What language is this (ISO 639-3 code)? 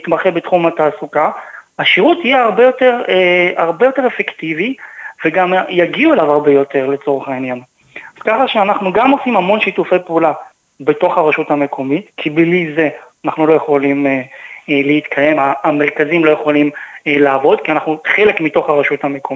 heb